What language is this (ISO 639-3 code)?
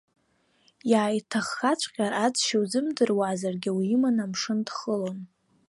abk